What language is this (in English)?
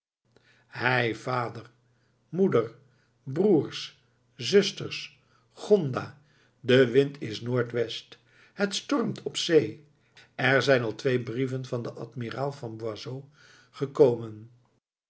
Dutch